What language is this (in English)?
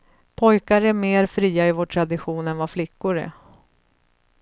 Swedish